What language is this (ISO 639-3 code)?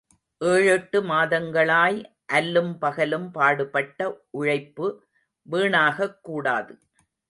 tam